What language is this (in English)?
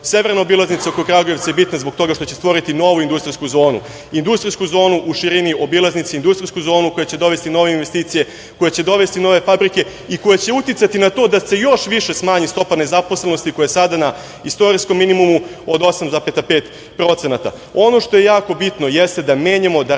Serbian